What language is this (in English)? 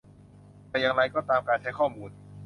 Thai